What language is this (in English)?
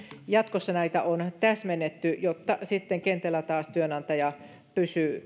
Finnish